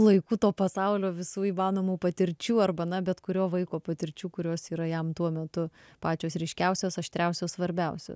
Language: Lithuanian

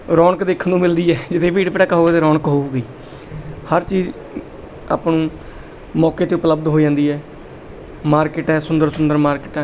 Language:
Punjabi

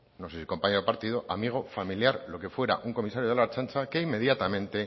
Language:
Spanish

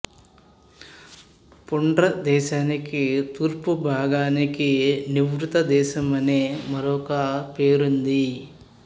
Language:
Telugu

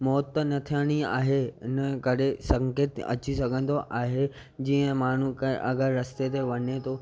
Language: Sindhi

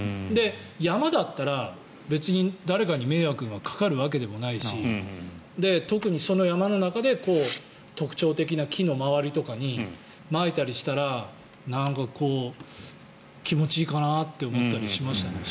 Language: Japanese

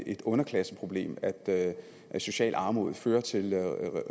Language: Danish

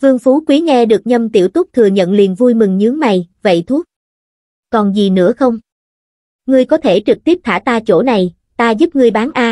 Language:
Vietnamese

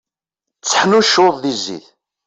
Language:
Kabyle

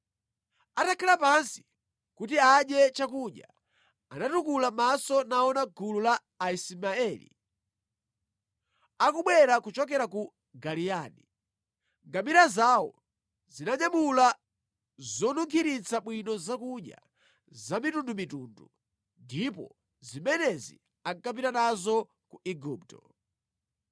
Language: Nyanja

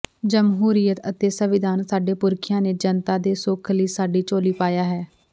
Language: Punjabi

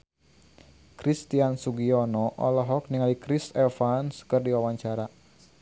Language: Sundanese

